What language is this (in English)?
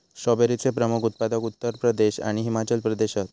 Marathi